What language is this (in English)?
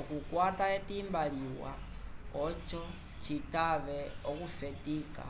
Umbundu